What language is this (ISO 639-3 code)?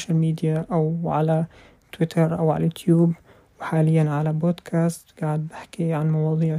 ara